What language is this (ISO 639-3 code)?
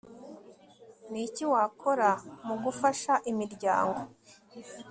kin